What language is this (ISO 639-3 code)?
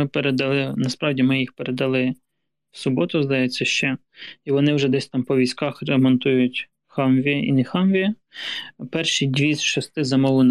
ukr